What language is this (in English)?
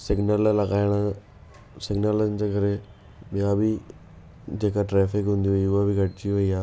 Sindhi